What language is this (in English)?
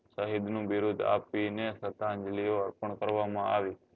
Gujarati